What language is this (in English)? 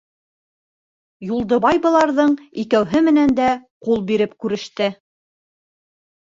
Bashkir